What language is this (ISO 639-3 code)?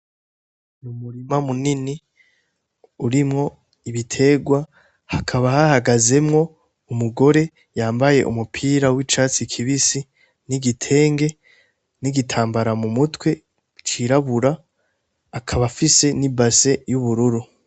run